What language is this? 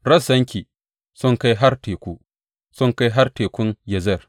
Hausa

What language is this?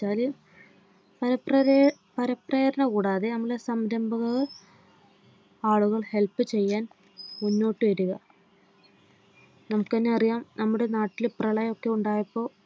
Malayalam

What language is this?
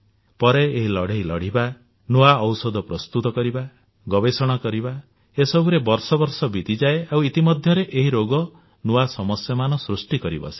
Odia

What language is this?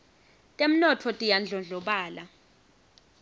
Swati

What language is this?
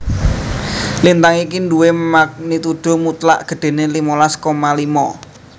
Javanese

